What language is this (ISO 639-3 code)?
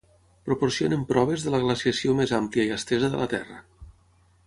cat